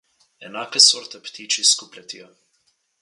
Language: Slovenian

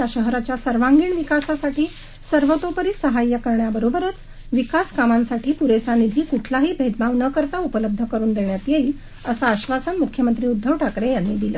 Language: Marathi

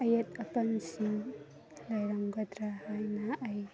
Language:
Manipuri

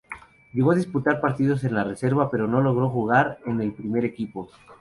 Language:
Spanish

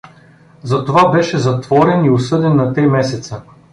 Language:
Bulgarian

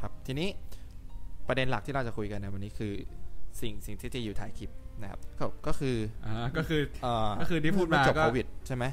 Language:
Thai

